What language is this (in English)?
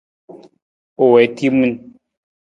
Nawdm